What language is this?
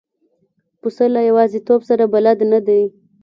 Pashto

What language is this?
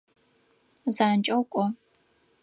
Adyghe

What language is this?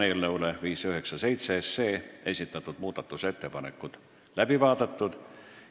Estonian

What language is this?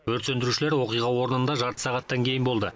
Kazakh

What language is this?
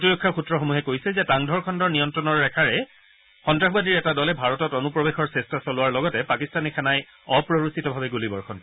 Assamese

